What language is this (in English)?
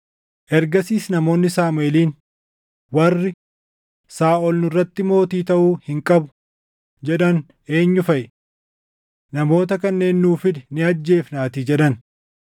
Oromo